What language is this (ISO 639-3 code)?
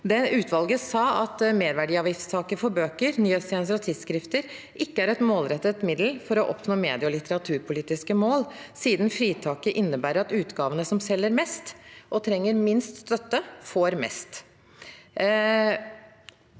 nor